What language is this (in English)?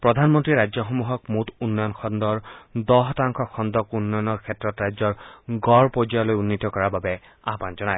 Assamese